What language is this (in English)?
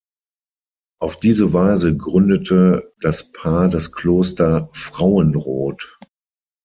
German